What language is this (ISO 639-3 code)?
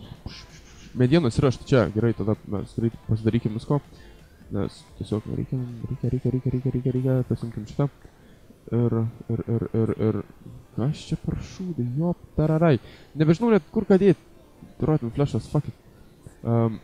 lit